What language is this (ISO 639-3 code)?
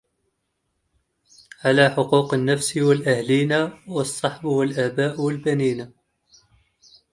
ara